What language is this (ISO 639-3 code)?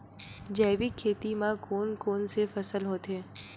hne